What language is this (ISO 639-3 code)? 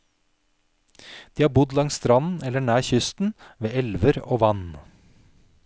nor